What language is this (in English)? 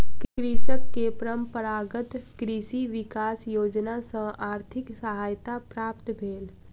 Maithili